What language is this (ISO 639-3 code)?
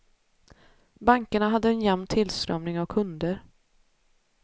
swe